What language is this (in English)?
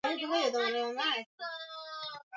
Swahili